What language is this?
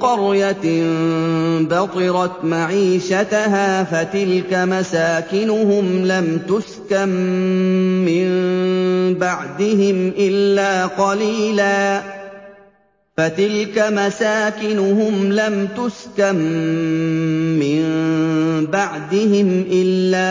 Arabic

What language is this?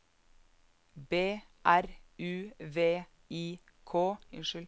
Norwegian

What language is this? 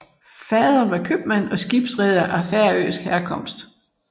Danish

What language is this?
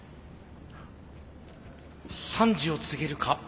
Japanese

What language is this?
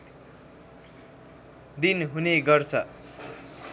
Nepali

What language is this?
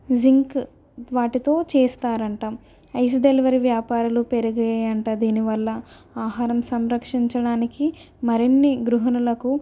Telugu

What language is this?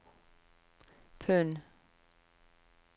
Norwegian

